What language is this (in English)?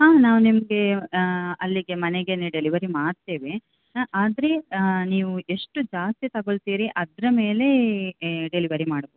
Kannada